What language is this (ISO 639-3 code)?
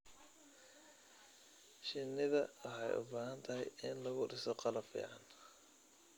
som